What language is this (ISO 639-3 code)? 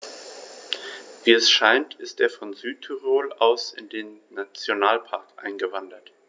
deu